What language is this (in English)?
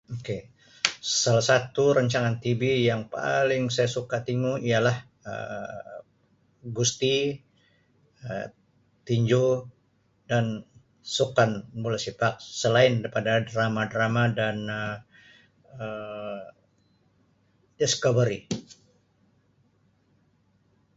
Sabah Malay